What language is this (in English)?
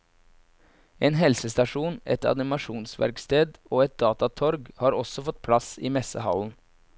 Norwegian